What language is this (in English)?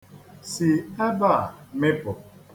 Igbo